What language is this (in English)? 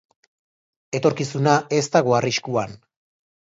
Basque